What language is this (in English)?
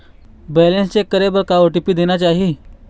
Chhattisgarhi